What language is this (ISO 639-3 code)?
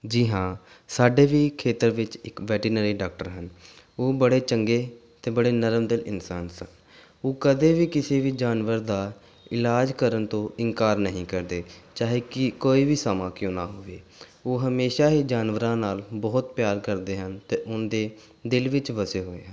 pan